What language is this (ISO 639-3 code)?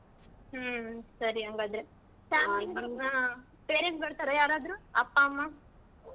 kan